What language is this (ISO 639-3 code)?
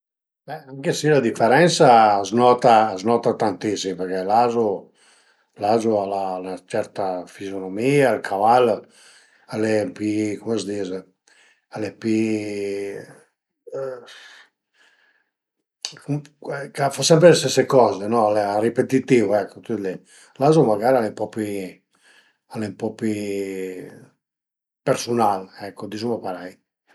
pms